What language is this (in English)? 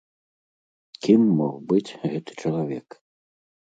Belarusian